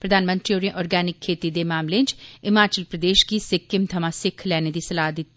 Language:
Dogri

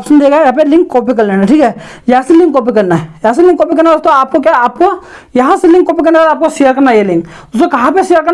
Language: Hindi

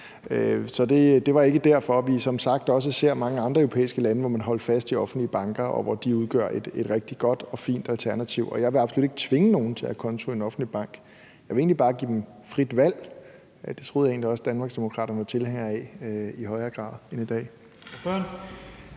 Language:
Danish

